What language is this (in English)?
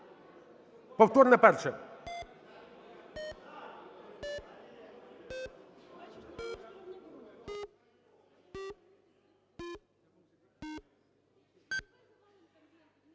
Ukrainian